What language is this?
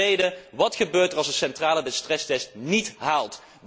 Dutch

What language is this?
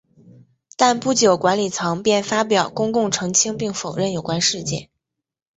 Chinese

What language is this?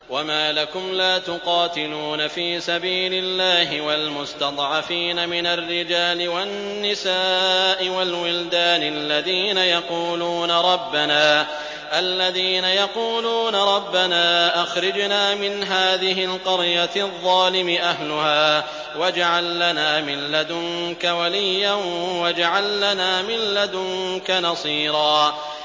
Arabic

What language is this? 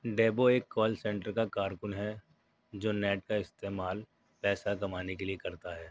Urdu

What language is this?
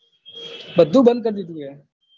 Gujarati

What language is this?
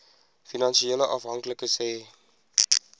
Afrikaans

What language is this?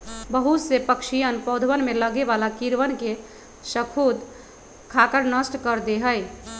Magahi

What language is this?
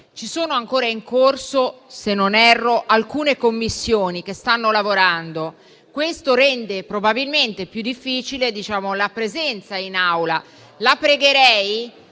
Italian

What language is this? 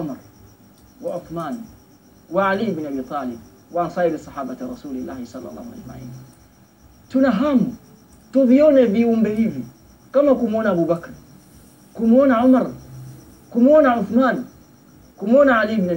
Swahili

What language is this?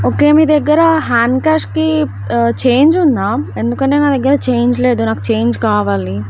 Telugu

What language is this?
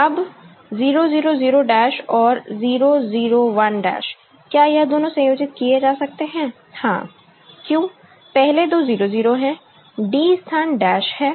Hindi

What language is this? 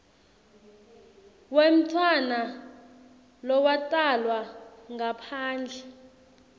Swati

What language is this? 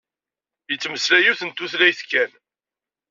Kabyle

